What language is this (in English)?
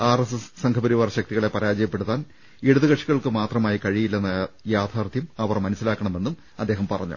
Malayalam